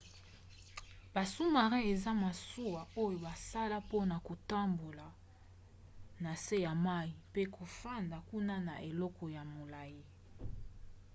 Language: Lingala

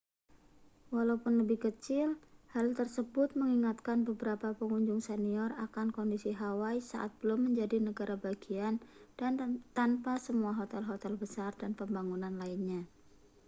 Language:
Indonesian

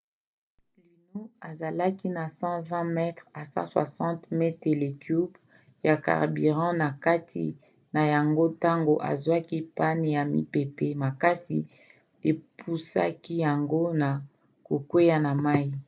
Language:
Lingala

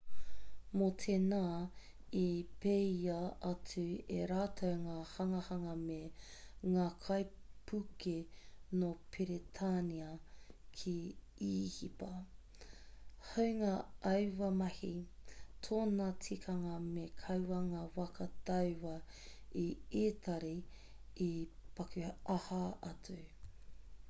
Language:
Māori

